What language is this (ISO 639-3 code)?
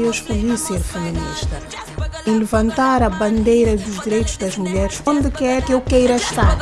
por